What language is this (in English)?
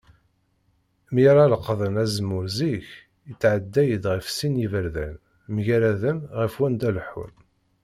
Kabyle